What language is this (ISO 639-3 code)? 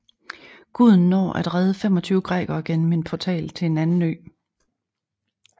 dan